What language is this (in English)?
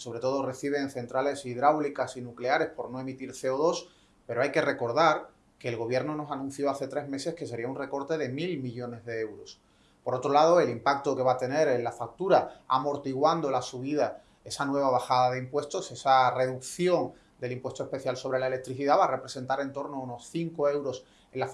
Spanish